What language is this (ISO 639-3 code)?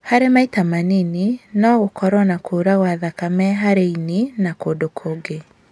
kik